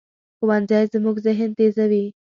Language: Pashto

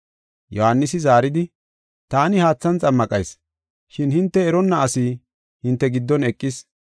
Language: Gofa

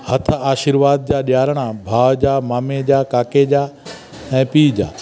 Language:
Sindhi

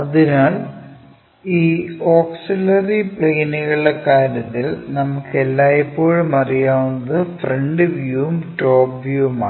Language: Malayalam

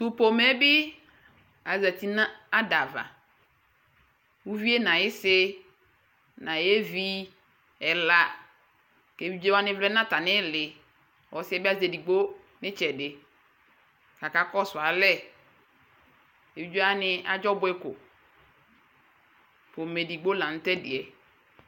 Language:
Ikposo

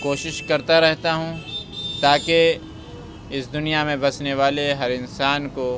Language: Urdu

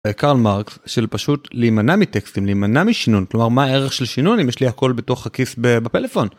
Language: Hebrew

